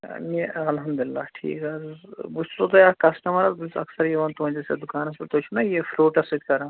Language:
Kashmiri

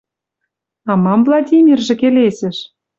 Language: Western Mari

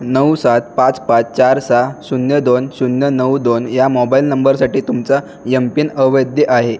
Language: Marathi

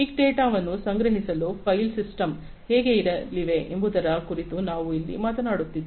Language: Kannada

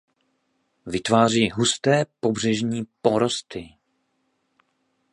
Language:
Czech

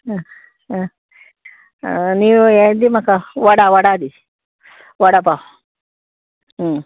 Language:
Konkani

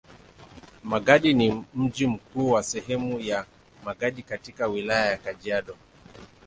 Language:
Swahili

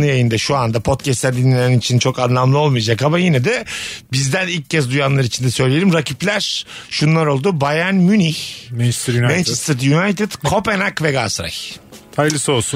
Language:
Turkish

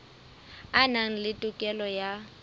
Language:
Southern Sotho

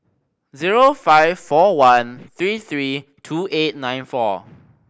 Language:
English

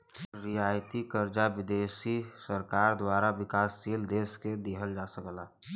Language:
Bhojpuri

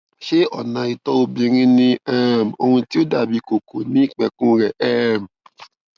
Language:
Yoruba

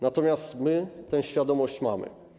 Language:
Polish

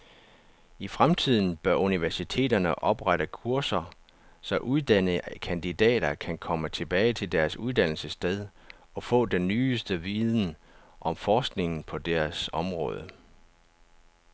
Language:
Danish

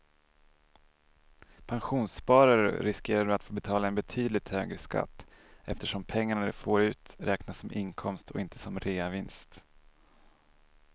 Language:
Swedish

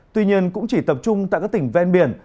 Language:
Vietnamese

